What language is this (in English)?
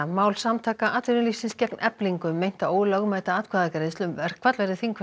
Icelandic